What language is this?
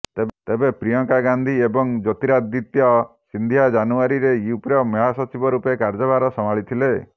Odia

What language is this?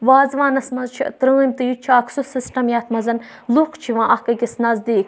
Kashmiri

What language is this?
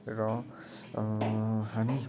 Nepali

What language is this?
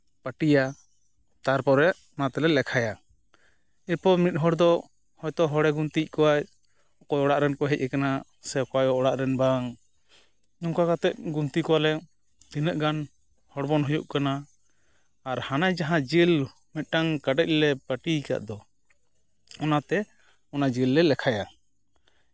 Santali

